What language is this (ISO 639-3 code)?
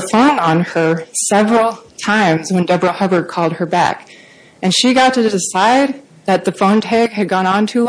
eng